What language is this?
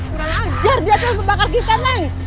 Indonesian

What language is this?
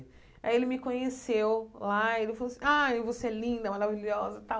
Portuguese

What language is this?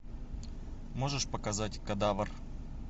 Russian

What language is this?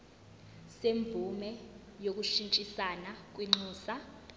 Zulu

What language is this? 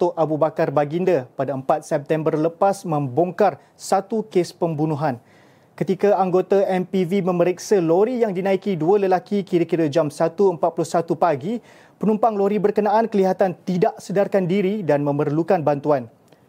Malay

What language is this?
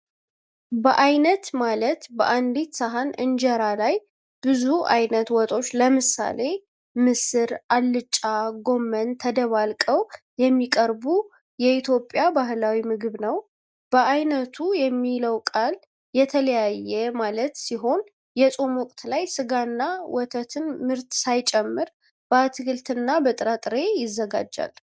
Amharic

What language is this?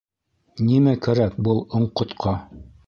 Bashkir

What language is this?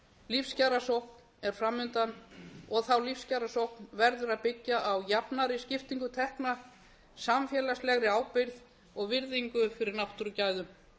Icelandic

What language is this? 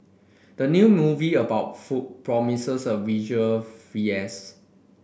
English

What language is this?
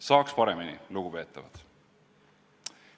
Estonian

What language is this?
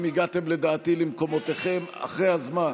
Hebrew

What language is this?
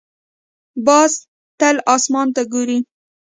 Pashto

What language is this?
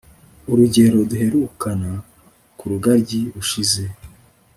Kinyarwanda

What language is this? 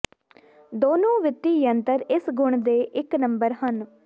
Punjabi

